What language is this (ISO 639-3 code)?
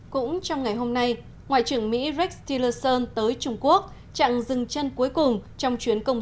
vie